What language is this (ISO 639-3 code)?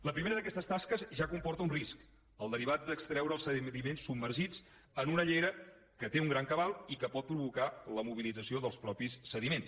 cat